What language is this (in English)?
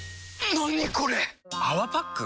Japanese